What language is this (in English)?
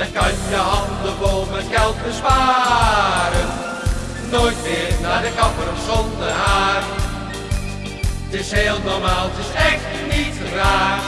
Dutch